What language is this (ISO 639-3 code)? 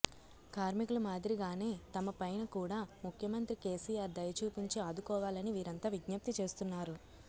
tel